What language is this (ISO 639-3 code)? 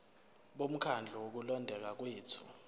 zul